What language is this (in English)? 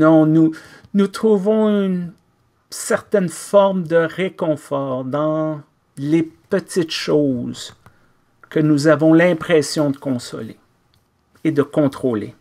French